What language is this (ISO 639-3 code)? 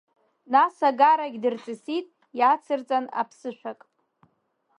abk